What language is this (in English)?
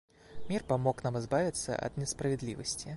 Russian